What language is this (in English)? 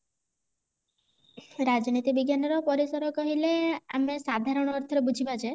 Odia